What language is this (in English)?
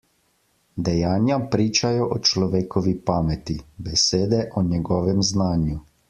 Slovenian